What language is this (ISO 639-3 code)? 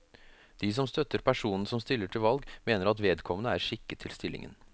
nor